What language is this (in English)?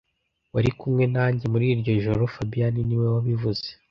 Kinyarwanda